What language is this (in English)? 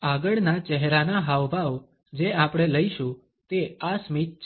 Gujarati